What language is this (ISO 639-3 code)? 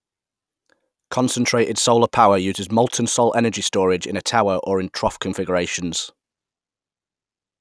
eng